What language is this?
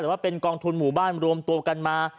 Thai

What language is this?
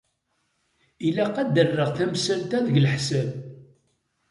Kabyle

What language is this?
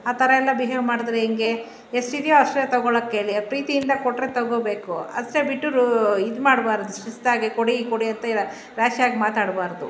Kannada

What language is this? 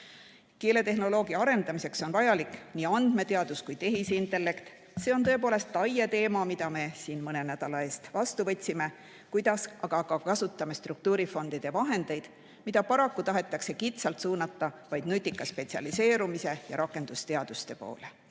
Estonian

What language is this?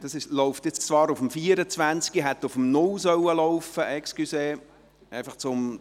Swiss German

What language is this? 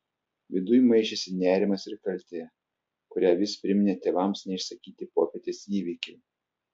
Lithuanian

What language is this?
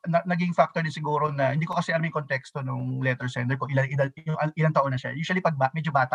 Filipino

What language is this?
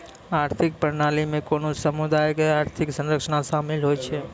Maithili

